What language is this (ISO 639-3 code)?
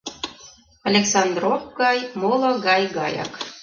chm